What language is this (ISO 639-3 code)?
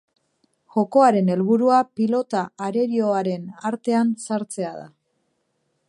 eus